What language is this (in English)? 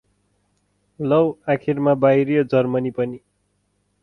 Nepali